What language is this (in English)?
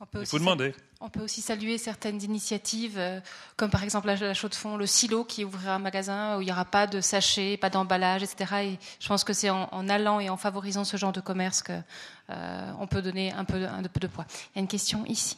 French